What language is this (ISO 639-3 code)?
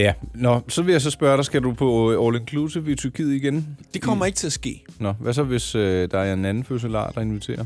dan